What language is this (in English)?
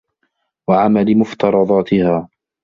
Arabic